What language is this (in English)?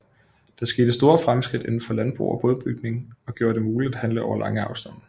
Danish